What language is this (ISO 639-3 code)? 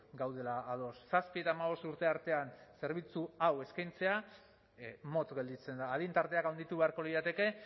eus